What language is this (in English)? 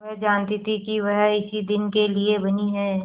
Hindi